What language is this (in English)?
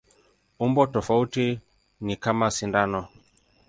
Swahili